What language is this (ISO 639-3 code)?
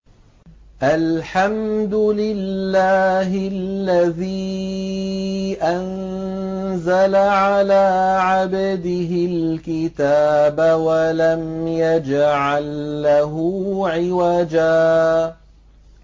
ara